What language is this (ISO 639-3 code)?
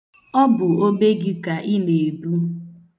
ibo